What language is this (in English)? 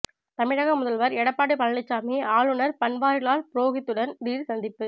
Tamil